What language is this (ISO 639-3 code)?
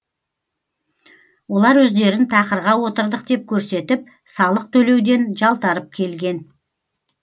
kaz